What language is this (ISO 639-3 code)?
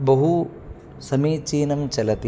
san